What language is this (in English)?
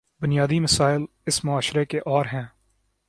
Urdu